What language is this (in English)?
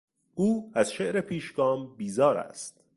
Persian